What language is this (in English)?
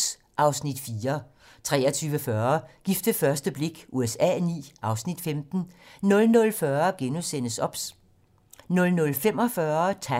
Danish